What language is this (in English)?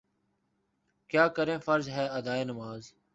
Urdu